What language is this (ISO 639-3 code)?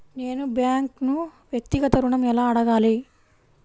tel